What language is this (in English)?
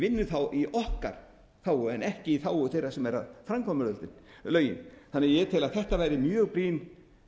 Icelandic